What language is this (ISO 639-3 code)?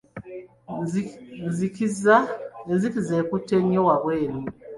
lug